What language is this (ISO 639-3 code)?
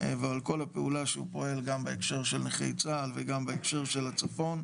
heb